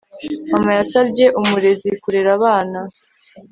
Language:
Kinyarwanda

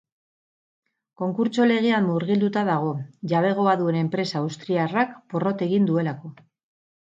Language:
Basque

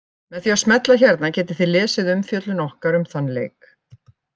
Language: Icelandic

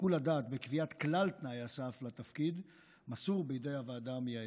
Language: Hebrew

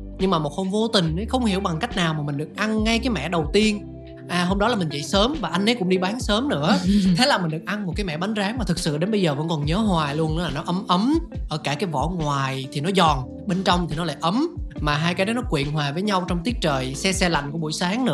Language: Vietnamese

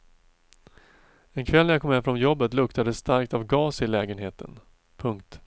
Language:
Swedish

